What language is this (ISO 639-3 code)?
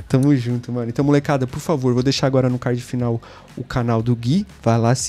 por